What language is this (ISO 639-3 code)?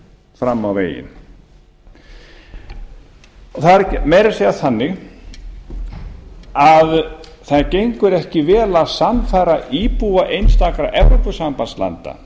isl